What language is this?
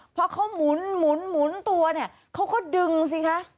Thai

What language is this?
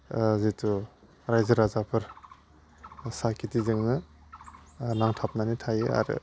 Bodo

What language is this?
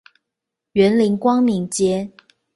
Chinese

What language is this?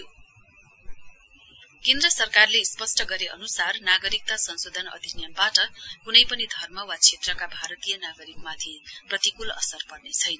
Nepali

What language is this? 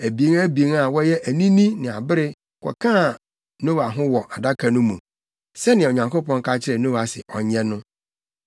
Akan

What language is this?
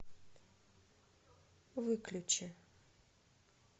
Russian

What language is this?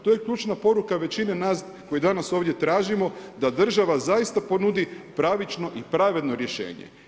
Croatian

